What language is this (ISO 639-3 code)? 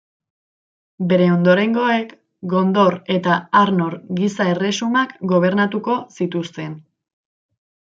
eus